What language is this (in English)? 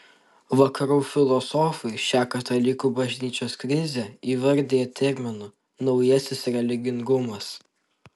Lithuanian